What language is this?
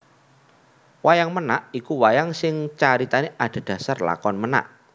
Javanese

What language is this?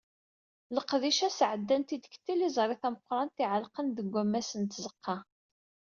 Kabyle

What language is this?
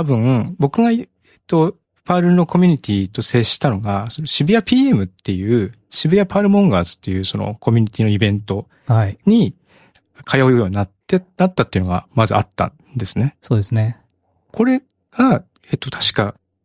Japanese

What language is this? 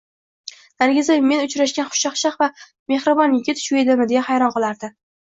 Uzbek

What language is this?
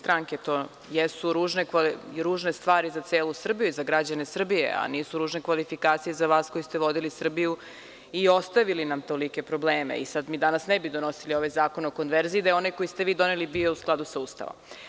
Serbian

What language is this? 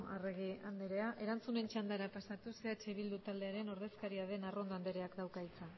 Basque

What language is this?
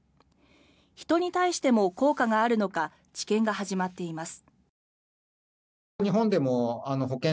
Japanese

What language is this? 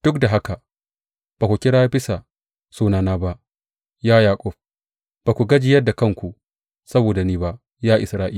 Hausa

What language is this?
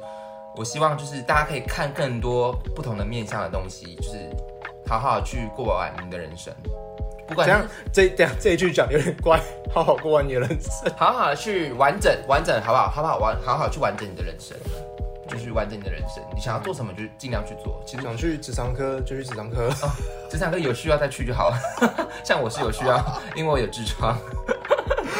Chinese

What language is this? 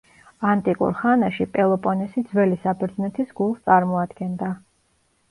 Georgian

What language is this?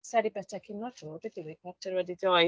Welsh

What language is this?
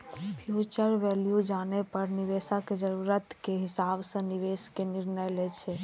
Maithili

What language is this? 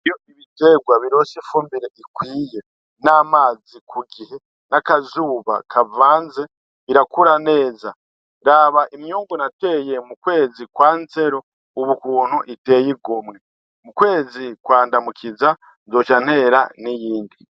Rundi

